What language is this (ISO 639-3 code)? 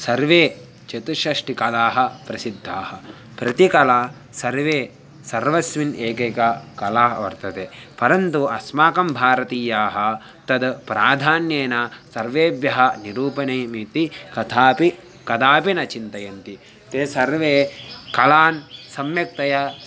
san